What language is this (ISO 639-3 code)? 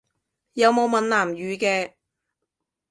yue